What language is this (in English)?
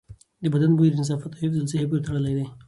Pashto